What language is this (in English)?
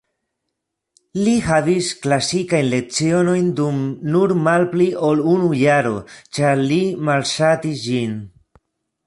Esperanto